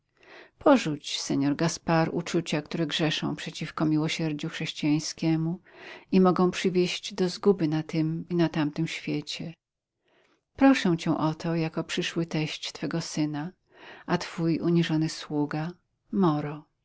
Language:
Polish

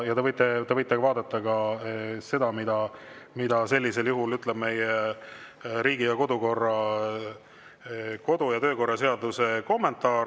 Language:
Estonian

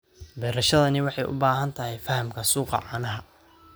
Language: Somali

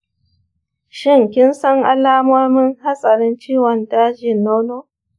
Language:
Hausa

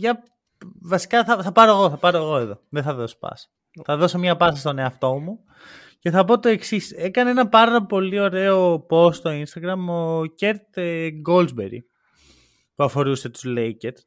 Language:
Greek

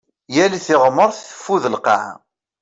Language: Kabyle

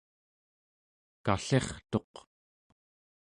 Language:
Central Yupik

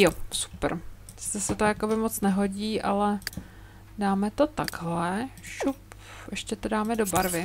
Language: Czech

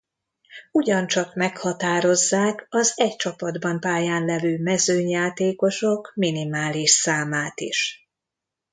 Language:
Hungarian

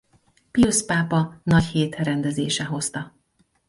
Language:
Hungarian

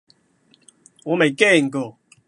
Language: Cantonese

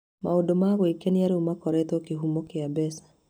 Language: Kikuyu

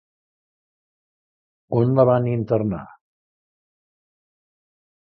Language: Catalan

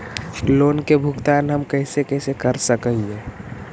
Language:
Magahi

